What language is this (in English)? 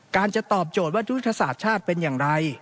Thai